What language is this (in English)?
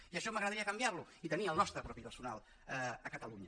Catalan